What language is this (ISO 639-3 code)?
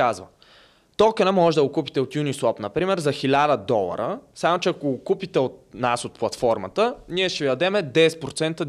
bul